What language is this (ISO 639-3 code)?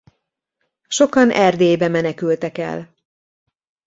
hun